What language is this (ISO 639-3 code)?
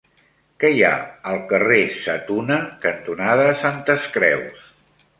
cat